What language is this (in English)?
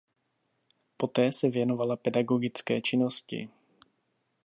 Czech